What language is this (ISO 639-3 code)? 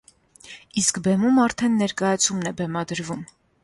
hye